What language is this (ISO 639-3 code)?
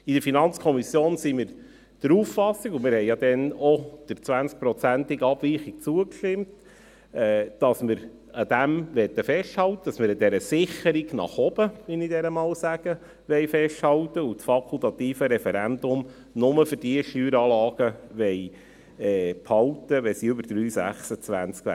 gsw